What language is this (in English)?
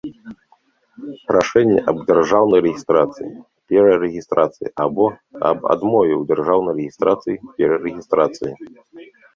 Belarusian